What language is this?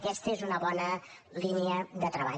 Catalan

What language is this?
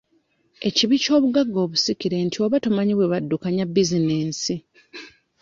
Ganda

